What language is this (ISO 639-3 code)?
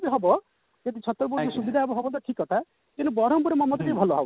ori